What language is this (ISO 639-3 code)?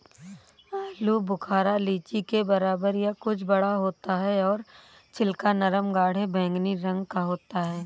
hin